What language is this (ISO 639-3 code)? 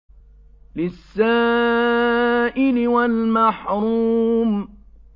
ara